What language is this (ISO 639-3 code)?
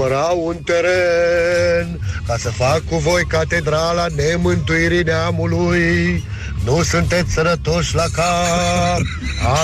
ron